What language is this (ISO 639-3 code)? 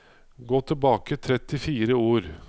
nor